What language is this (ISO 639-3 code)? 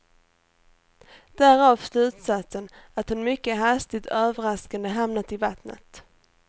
swe